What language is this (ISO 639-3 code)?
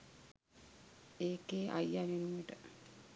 sin